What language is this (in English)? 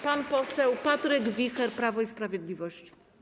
Polish